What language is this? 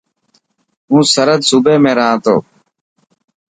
Dhatki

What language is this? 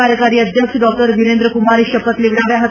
Gujarati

